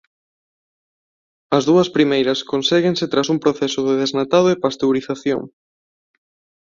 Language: Galician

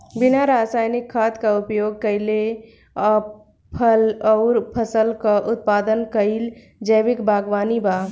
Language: Bhojpuri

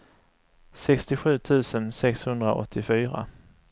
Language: Swedish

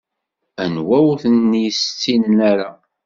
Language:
Kabyle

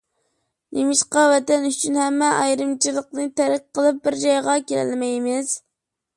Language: Uyghur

